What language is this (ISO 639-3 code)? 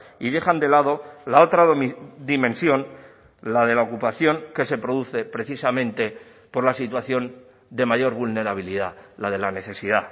spa